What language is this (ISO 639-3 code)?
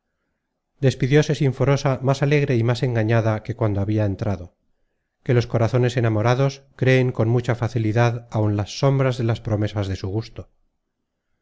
spa